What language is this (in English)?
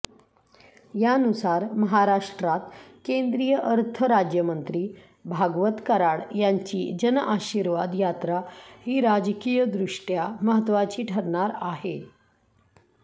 Marathi